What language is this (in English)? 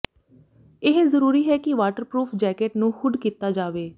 Punjabi